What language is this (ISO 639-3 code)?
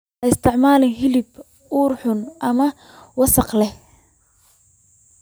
som